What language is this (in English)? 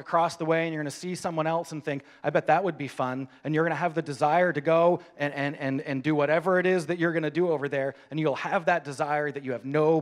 English